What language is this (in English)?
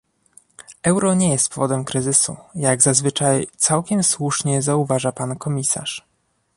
Polish